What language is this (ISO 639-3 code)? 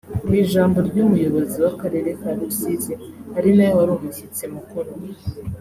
kin